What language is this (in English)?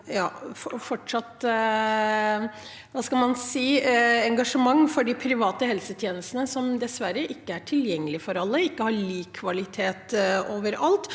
Norwegian